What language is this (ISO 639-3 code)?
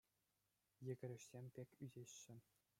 chv